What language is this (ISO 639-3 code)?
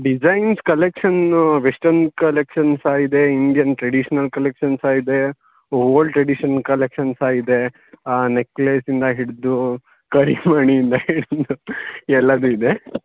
kan